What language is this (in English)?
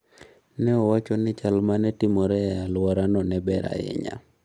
Luo (Kenya and Tanzania)